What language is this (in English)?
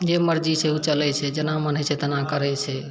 Maithili